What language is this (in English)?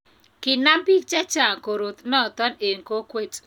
Kalenjin